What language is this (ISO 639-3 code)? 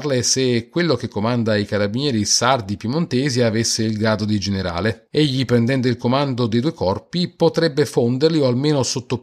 ita